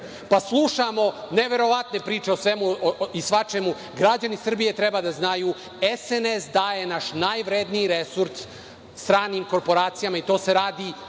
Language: Serbian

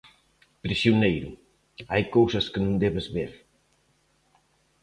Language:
Galician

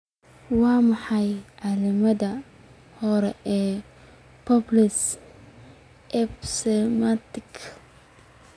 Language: Somali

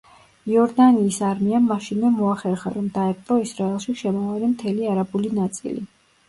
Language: Georgian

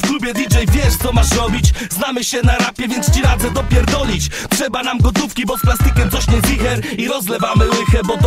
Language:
Polish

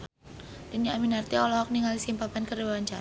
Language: Sundanese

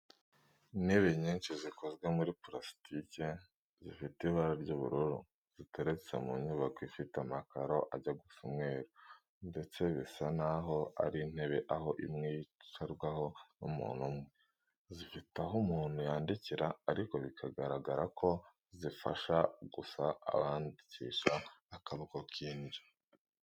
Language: Kinyarwanda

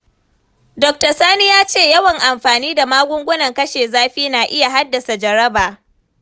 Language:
Hausa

